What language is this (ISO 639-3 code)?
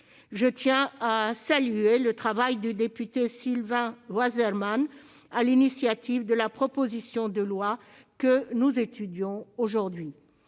fra